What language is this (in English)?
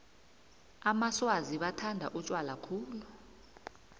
South Ndebele